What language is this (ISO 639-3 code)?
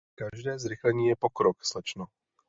ces